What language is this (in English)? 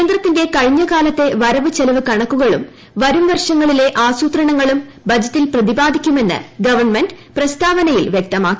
Malayalam